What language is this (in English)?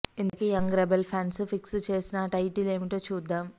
Telugu